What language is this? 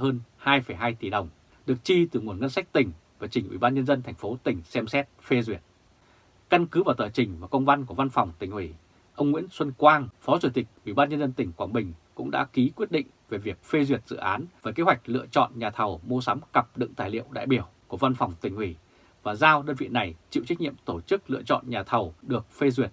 Vietnamese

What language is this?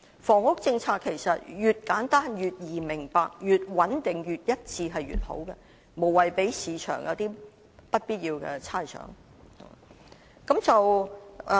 Cantonese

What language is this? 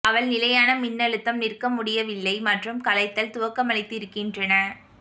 Tamil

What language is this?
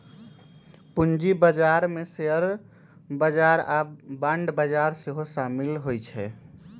Magahi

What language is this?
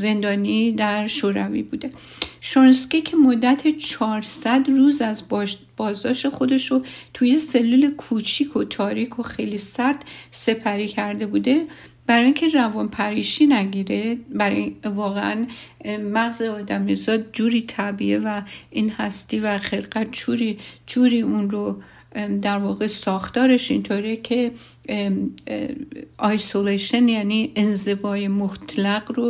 Persian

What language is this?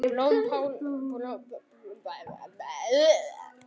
Icelandic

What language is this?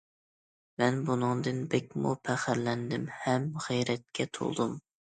Uyghur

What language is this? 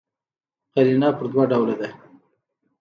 Pashto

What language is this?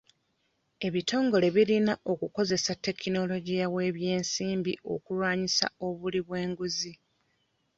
Ganda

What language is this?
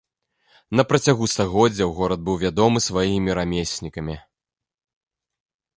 Belarusian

